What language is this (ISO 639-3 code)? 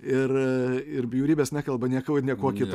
lit